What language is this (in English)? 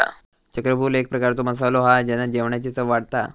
Marathi